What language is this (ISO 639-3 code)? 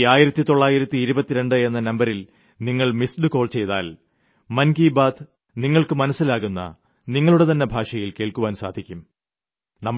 mal